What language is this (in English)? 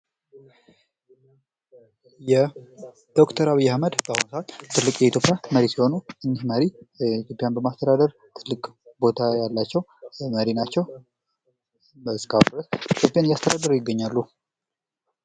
Amharic